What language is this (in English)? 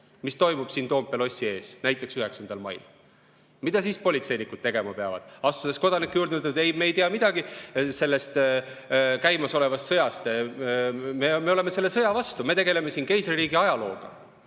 Estonian